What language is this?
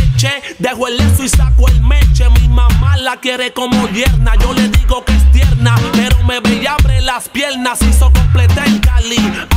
Indonesian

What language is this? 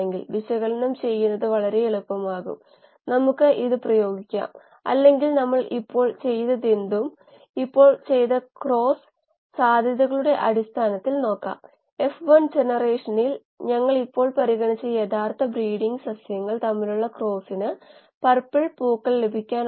Malayalam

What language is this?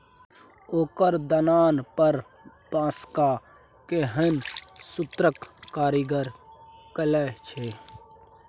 Maithili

